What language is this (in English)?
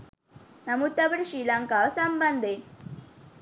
Sinhala